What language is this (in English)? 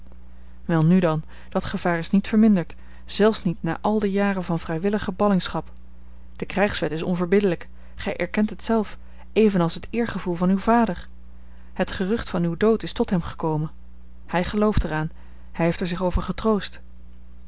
Dutch